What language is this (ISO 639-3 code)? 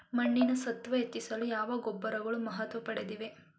kan